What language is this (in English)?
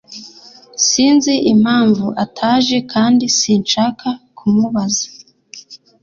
Kinyarwanda